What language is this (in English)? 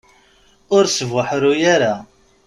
Kabyle